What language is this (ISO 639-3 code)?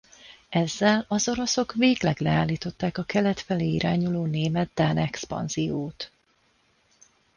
hun